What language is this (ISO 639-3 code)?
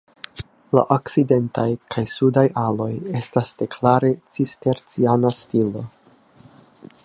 epo